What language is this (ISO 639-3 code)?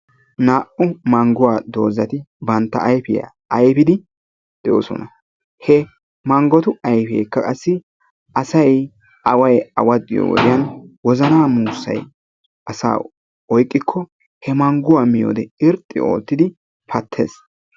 wal